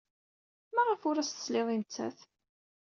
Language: Kabyle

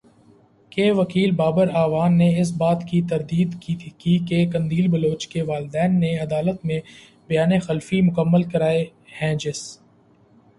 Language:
Urdu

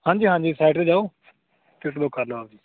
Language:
Punjabi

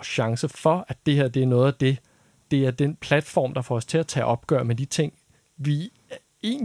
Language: Danish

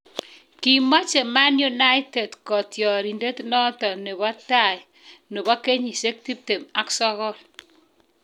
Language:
Kalenjin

